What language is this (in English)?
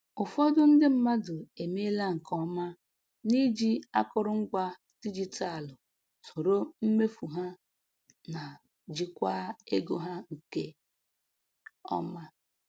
Igbo